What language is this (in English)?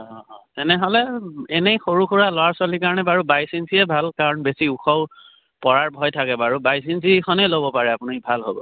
Assamese